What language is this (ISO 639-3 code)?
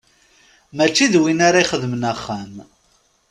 kab